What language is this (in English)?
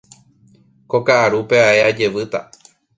Guarani